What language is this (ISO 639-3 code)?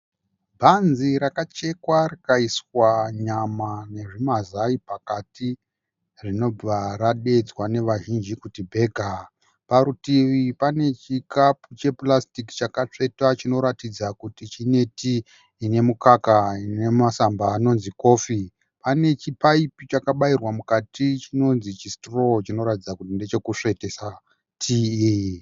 sna